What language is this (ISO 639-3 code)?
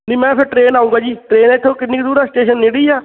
pan